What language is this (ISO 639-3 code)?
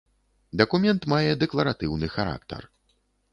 bel